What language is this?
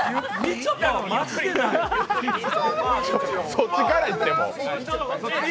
Japanese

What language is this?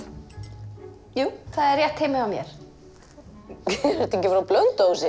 Icelandic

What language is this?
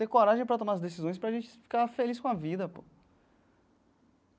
Portuguese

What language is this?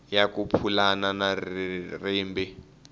Tsonga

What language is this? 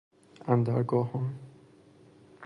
Persian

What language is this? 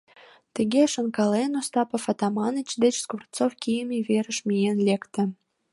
Mari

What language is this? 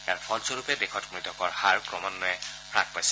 Assamese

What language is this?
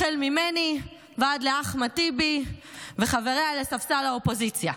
Hebrew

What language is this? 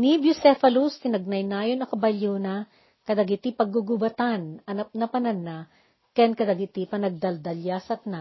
Filipino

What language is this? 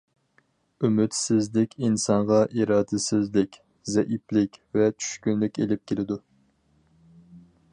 Uyghur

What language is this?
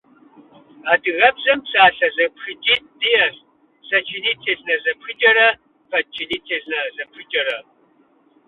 Kabardian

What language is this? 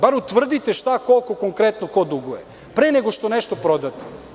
Serbian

